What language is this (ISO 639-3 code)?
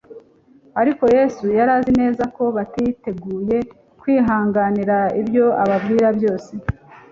kin